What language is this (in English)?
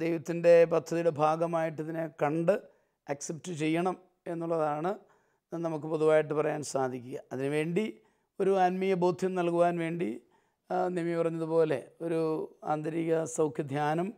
Malayalam